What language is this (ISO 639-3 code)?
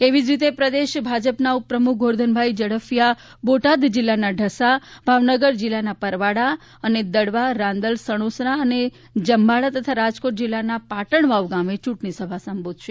guj